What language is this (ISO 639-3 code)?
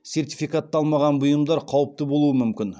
kaz